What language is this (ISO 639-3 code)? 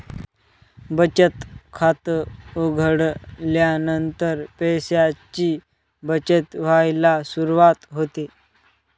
mar